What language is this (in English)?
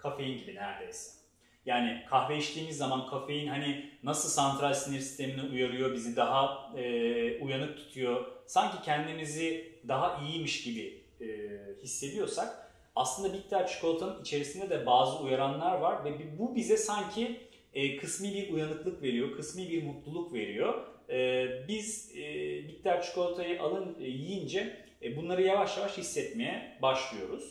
Turkish